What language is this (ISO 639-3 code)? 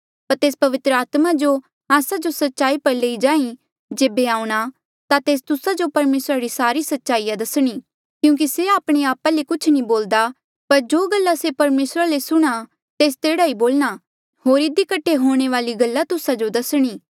mjl